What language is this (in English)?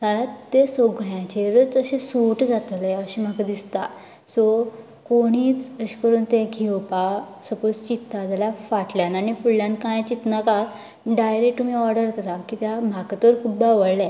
Konkani